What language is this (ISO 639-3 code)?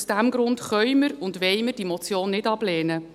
gsw